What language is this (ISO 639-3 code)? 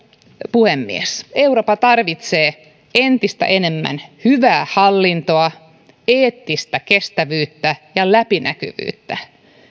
fin